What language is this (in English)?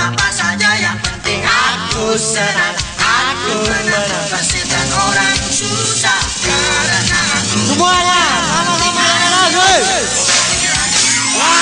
Indonesian